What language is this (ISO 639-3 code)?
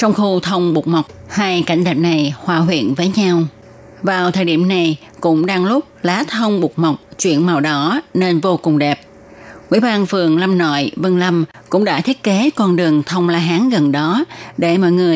vie